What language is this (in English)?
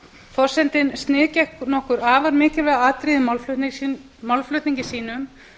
Icelandic